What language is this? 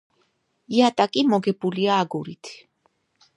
Georgian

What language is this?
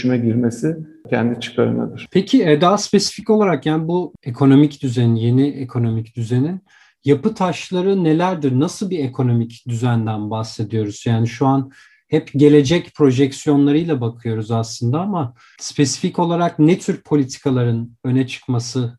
Turkish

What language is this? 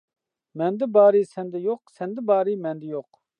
Uyghur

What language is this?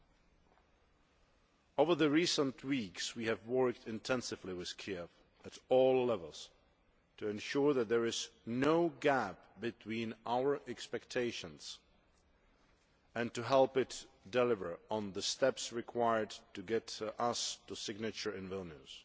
English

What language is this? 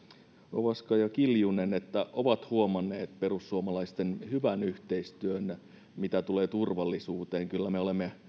Finnish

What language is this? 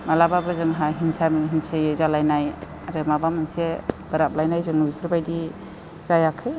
Bodo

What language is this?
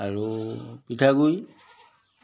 Assamese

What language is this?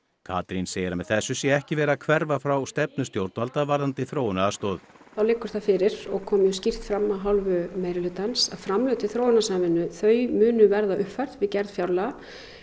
Icelandic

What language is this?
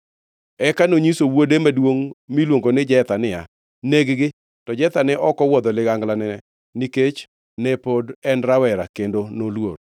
Luo (Kenya and Tanzania)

